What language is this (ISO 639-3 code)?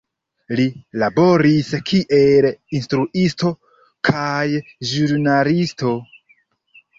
epo